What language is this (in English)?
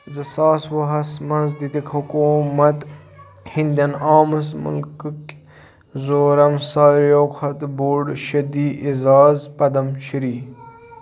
Kashmiri